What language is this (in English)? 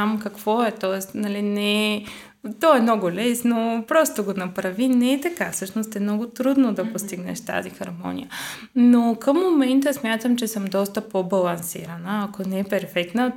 Bulgarian